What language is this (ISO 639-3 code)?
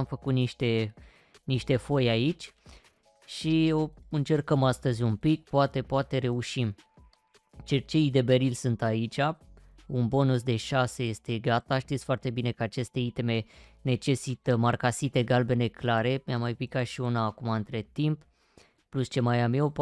ron